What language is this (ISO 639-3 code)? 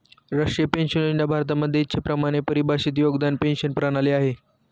mar